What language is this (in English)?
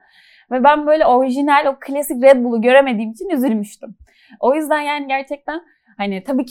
Turkish